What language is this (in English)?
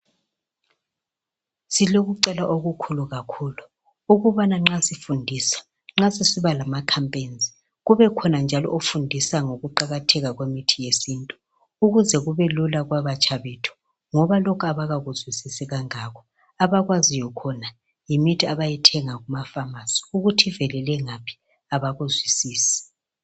North Ndebele